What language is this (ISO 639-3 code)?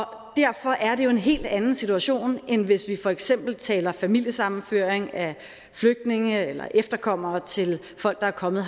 dan